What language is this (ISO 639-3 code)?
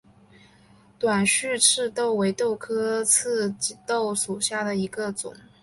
zho